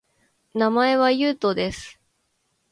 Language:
Japanese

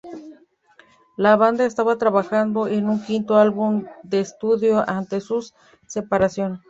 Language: Spanish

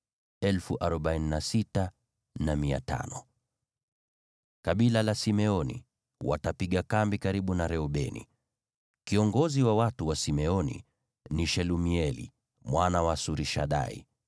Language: Swahili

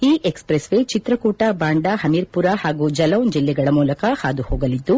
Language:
Kannada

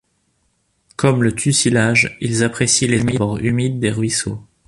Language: French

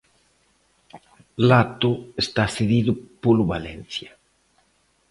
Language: Galician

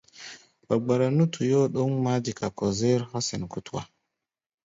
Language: Gbaya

